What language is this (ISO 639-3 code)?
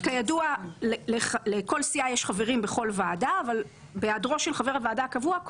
heb